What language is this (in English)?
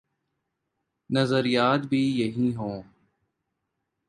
Urdu